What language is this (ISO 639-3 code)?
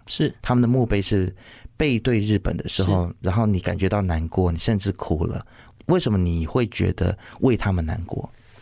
zho